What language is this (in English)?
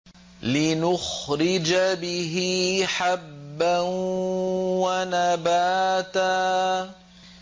Arabic